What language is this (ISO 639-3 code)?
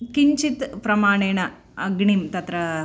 san